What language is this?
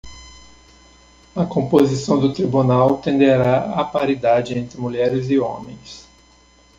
Portuguese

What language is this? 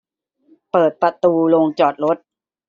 Thai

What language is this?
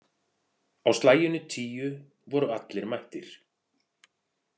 Icelandic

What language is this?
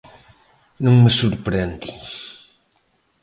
Galician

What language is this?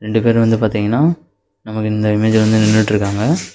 Tamil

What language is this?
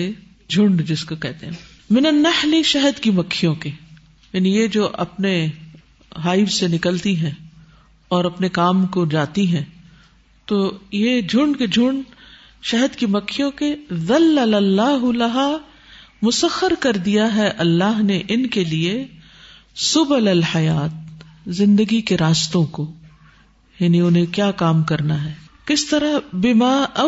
Urdu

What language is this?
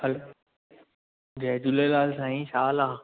Sindhi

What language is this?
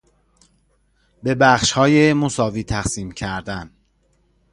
Persian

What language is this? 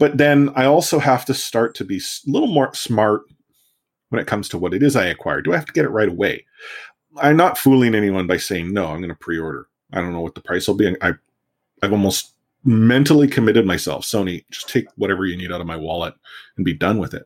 English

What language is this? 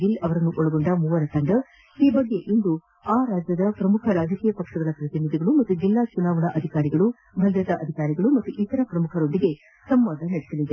Kannada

